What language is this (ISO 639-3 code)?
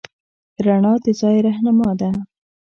pus